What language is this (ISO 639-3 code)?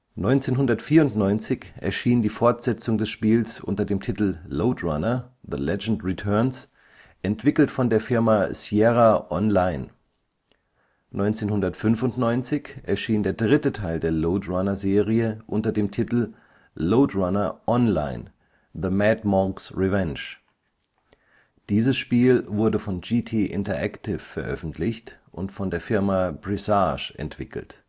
deu